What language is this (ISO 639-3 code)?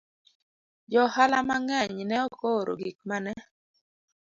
luo